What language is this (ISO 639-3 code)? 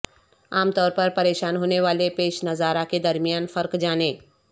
urd